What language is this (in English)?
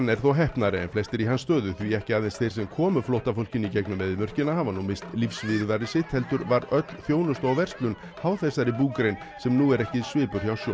Icelandic